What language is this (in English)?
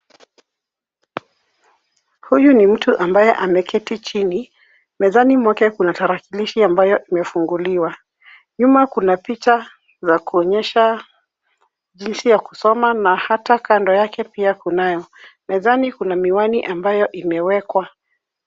Swahili